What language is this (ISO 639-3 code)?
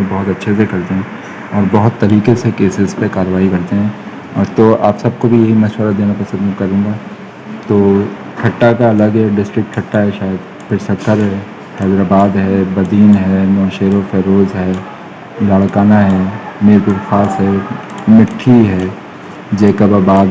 urd